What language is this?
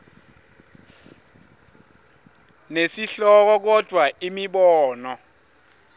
Swati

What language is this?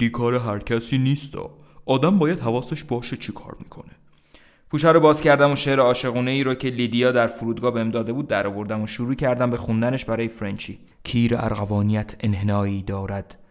Persian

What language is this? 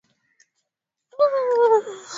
Swahili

